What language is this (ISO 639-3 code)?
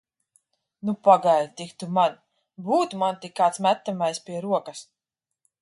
lav